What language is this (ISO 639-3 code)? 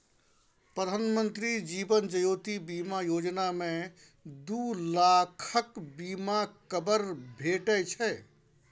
mai